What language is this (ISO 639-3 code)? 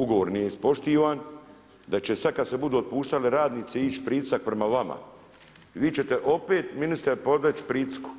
hrv